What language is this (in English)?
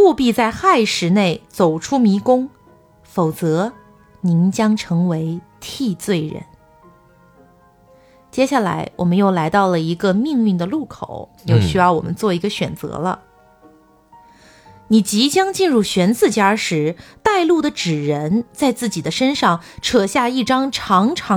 Chinese